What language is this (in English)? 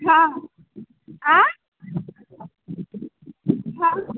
Maithili